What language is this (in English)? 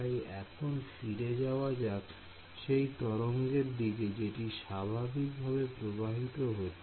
Bangla